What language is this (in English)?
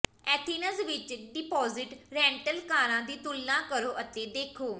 Punjabi